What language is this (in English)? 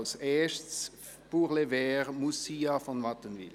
Swiss German